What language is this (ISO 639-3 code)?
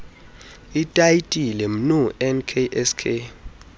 xho